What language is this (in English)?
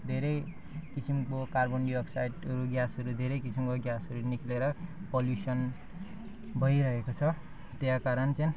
Nepali